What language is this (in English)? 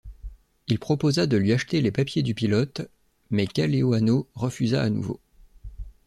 French